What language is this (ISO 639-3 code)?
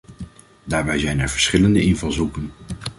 nld